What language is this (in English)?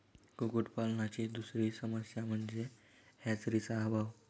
Marathi